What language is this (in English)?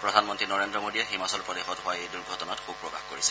Assamese